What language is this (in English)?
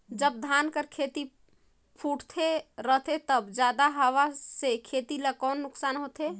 Chhattisgarhi